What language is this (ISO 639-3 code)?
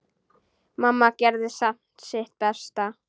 isl